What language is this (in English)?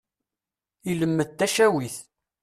Kabyle